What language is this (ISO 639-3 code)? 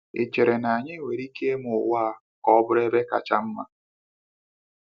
ibo